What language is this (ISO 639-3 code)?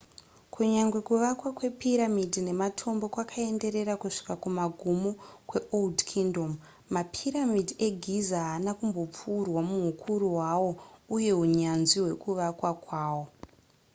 sna